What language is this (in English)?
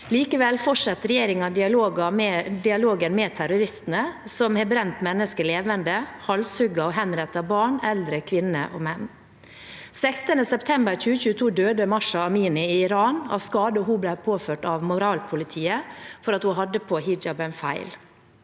Norwegian